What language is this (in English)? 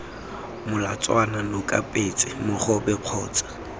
Tswana